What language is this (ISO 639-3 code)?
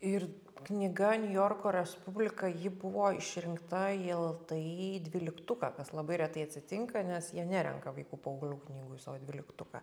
lit